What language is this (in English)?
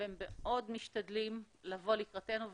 Hebrew